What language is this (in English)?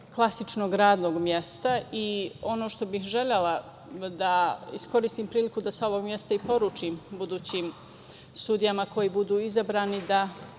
Serbian